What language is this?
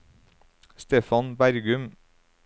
Norwegian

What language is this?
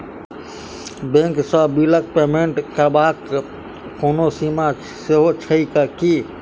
Maithili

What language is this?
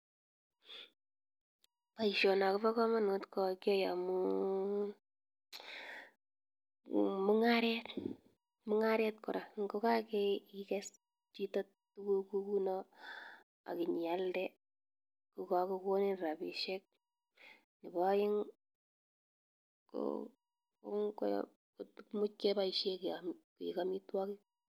Kalenjin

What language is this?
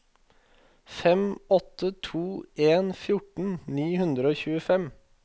Norwegian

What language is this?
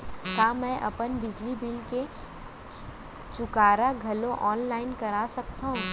Chhattisgarhi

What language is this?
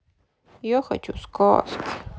Russian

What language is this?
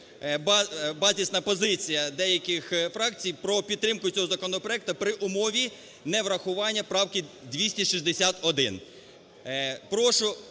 Ukrainian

